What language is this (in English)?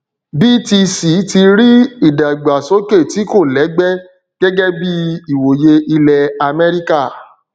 Yoruba